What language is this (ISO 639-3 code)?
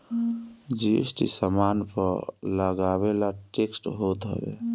bho